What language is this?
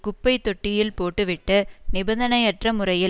Tamil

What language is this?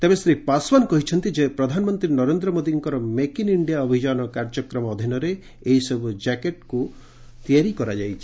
Odia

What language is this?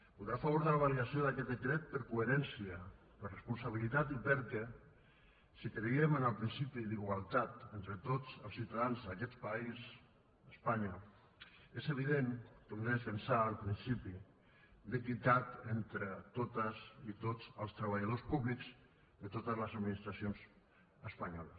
Catalan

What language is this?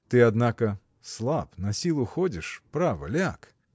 Russian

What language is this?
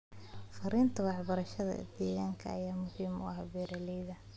Somali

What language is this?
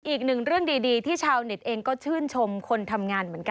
Thai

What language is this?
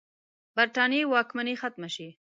Pashto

